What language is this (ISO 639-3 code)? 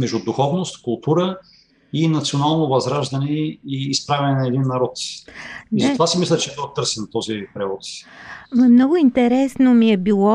bul